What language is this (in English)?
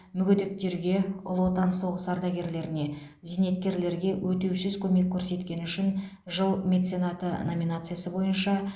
Kazakh